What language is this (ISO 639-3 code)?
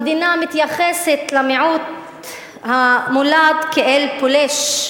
heb